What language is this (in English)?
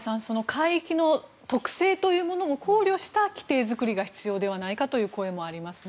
Japanese